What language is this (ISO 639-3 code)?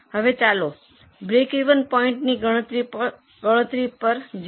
guj